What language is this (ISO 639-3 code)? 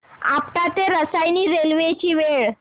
mar